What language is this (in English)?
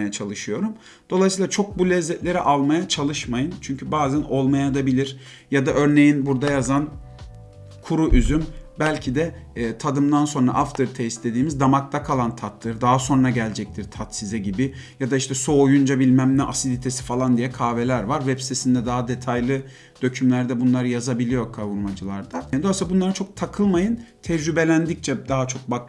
Turkish